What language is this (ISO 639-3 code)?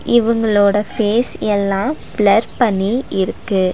tam